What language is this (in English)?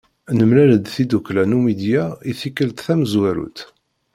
Kabyle